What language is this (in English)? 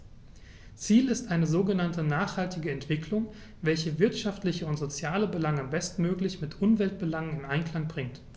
German